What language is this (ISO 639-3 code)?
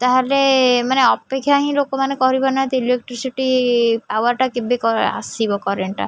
ori